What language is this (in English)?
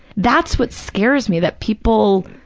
English